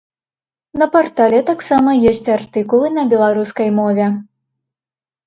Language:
Belarusian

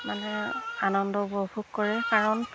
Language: Assamese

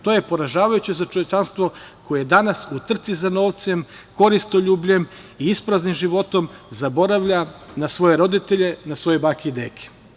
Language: Serbian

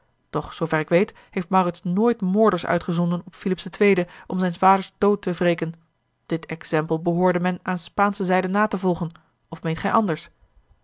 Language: Dutch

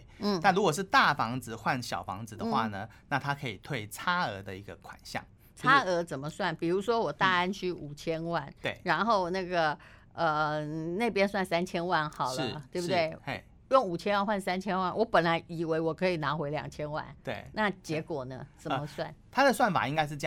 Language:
Chinese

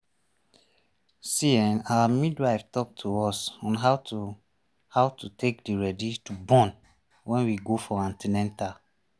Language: Nigerian Pidgin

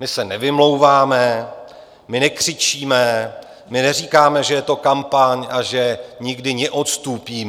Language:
Czech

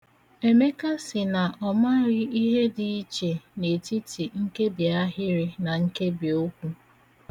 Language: Igbo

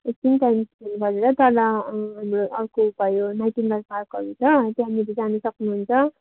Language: Nepali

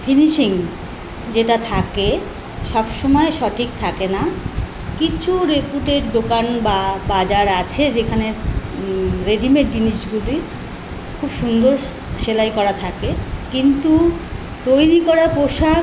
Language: Bangla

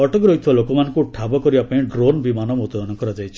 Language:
Odia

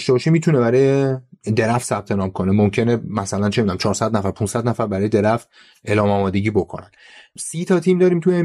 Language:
Persian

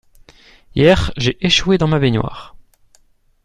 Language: French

